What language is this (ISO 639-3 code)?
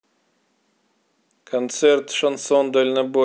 rus